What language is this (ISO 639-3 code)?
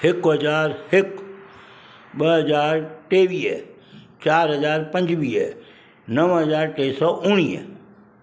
snd